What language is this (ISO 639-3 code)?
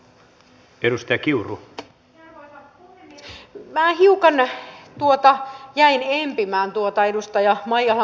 fin